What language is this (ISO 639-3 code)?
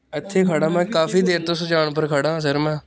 pan